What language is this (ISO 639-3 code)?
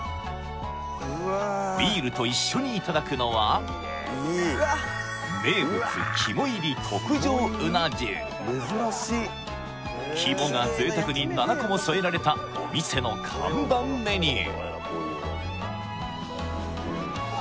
jpn